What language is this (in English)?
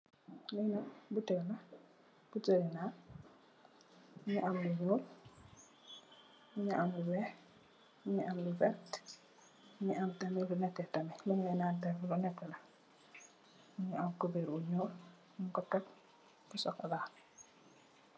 Wolof